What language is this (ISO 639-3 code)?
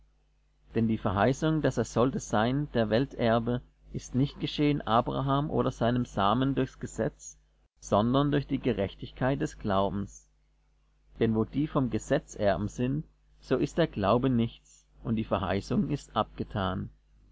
deu